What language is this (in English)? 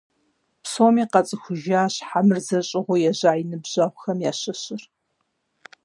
Kabardian